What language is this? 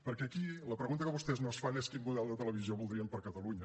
Catalan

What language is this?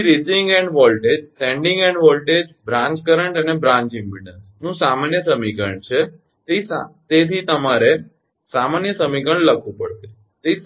Gujarati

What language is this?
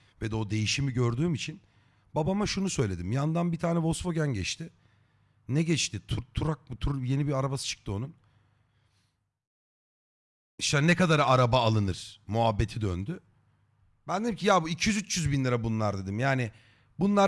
Turkish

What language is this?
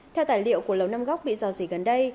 Vietnamese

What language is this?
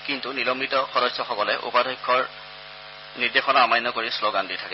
Assamese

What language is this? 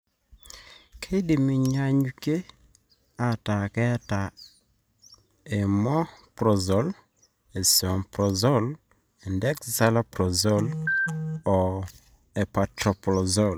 Masai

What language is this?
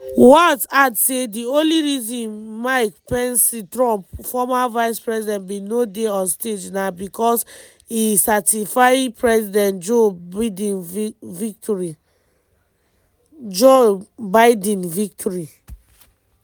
Nigerian Pidgin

